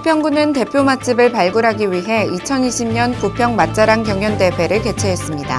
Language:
Korean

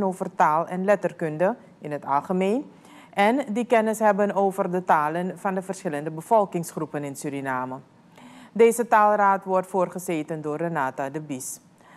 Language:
Dutch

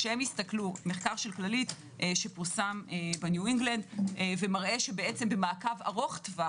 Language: Hebrew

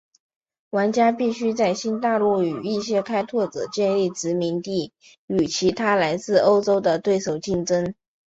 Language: Chinese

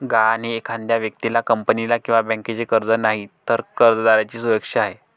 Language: Marathi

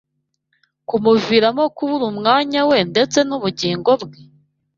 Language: Kinyarwanda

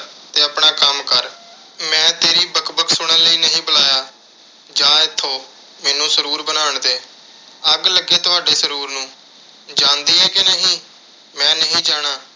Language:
Punjabi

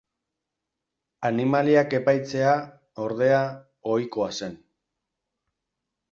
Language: Basque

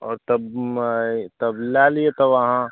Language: Maithili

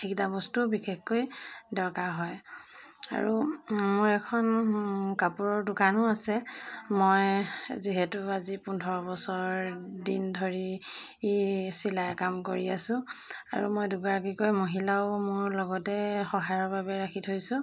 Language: Assamese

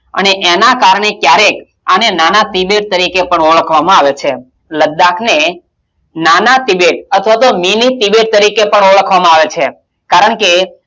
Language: Gujarati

